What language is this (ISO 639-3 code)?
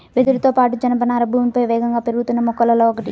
tel